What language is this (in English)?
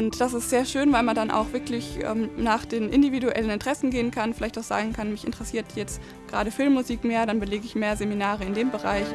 German